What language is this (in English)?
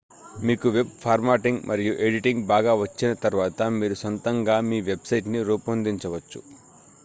Telugu